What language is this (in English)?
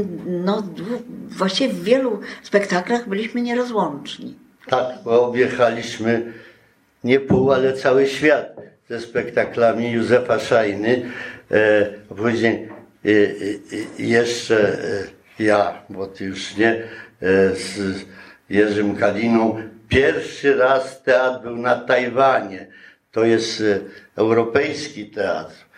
Polish